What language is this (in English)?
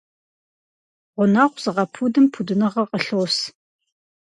Kabardian